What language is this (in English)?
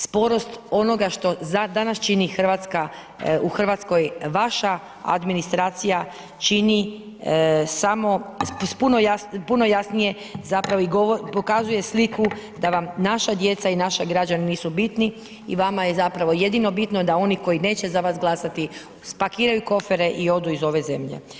Croatian